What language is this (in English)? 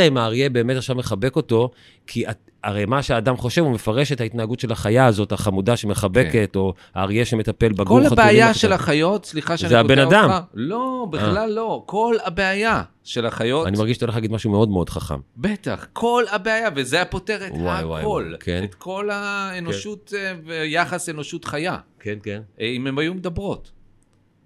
Hebrew